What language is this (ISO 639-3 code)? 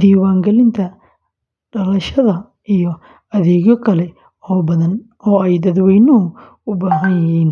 som